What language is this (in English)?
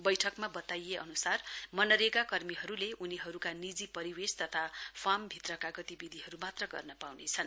Nepali